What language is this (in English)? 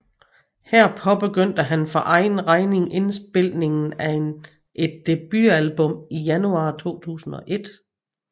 Danish